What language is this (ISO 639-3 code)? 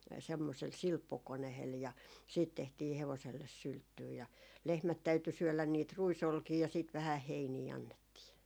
fin